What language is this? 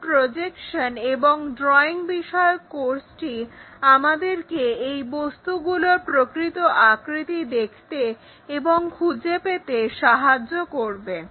Bangla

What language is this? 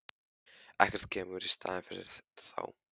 Icelandic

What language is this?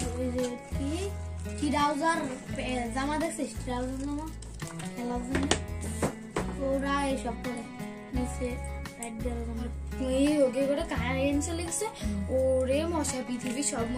Turkish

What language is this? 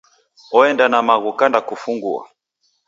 Taita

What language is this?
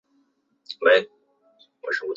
Chinese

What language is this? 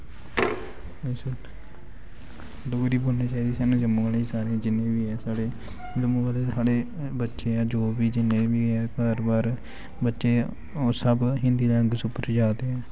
Dogri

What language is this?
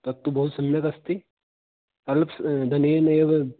Sanskrit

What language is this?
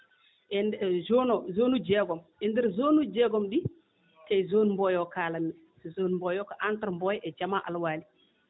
Fula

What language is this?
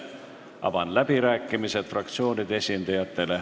Estonian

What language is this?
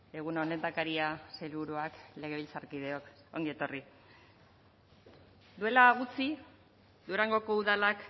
Basque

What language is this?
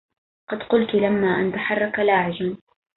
Arabic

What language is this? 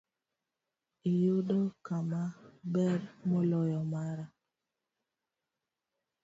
Luo (Kenya and Tanzania)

